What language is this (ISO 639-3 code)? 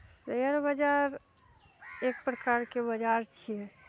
mai